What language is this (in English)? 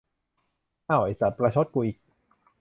Thai